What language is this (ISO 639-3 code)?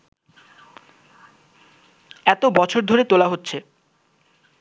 ben